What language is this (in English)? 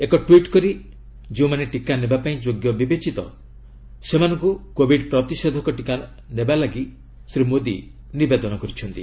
Odia